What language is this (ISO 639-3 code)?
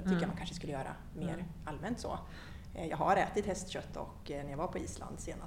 swe